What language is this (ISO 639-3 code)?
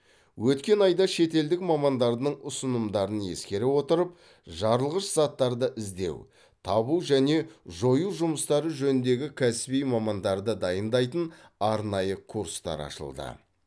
kaz